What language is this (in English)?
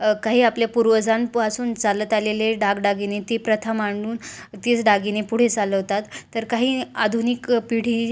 Marathi